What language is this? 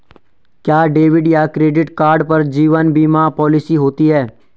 Hindi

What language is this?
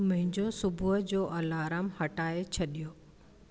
Sindhi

